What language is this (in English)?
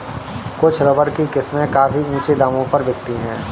Hindi